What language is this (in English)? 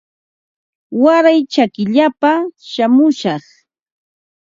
Ambo-Pasco Quechua